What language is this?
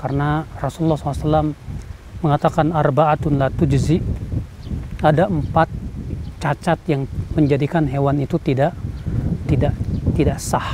Indonesian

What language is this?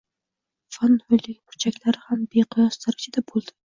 Uzbek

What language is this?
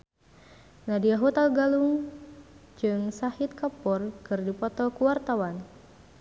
Sundanese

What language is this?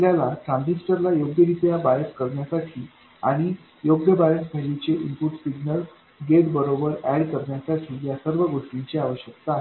Marathi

